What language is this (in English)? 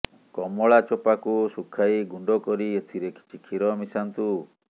Odia